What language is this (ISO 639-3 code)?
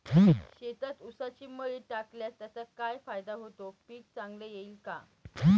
mar